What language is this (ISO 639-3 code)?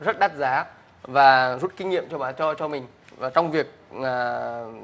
vie